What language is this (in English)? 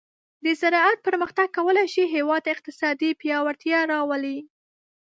Pashto